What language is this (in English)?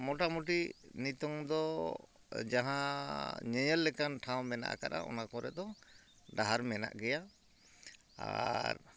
Santali